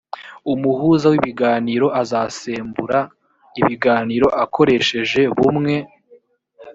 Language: Kinyarwanda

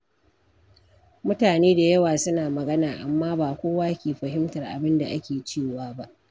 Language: Hausa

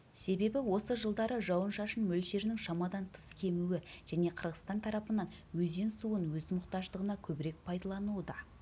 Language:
Kazakh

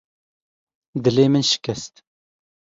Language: Kurdish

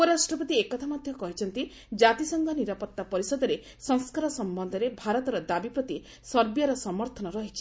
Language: Odia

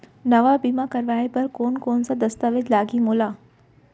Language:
Chhattisgarhi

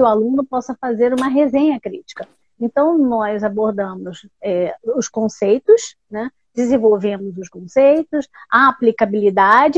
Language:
Portuguese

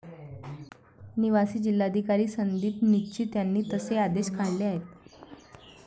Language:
Marathi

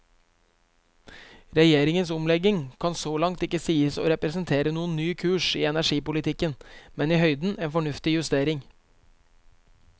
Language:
Norwegian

